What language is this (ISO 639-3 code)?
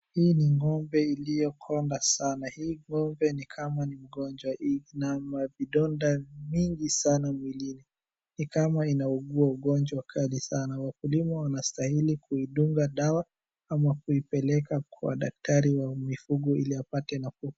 swa